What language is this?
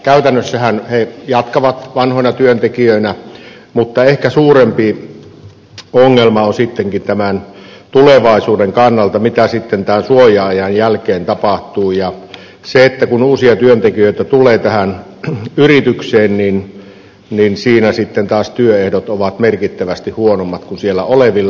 Finnish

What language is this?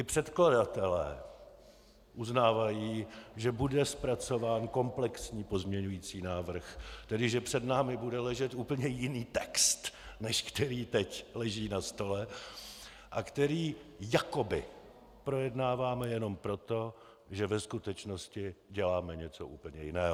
Czech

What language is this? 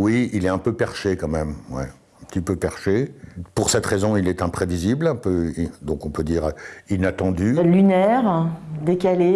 French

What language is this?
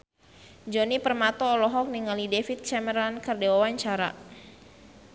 Sundanese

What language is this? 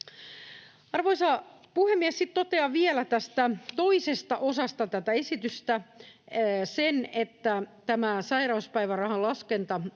Finnish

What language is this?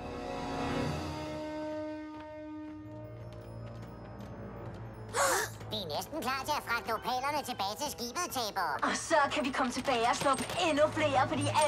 Danish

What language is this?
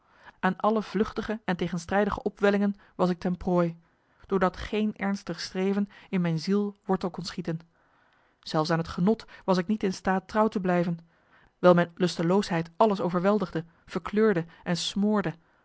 Dutch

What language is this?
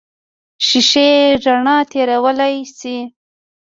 Pashto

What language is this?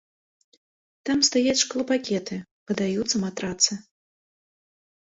Belarusian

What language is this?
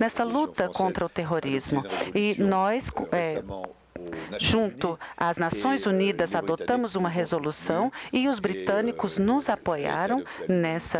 Portuguese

